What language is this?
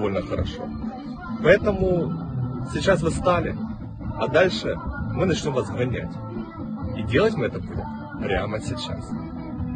Russian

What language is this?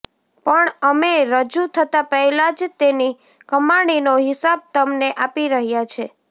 Gujarati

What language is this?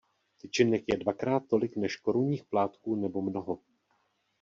Czech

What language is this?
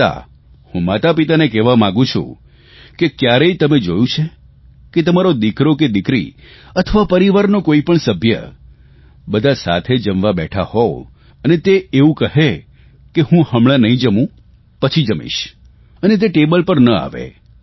Gujarati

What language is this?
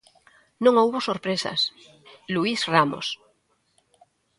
Galician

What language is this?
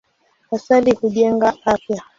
Swahili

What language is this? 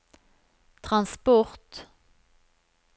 Norwegian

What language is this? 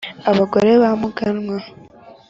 Kinyarwanda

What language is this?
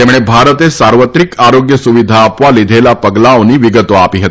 Gujarati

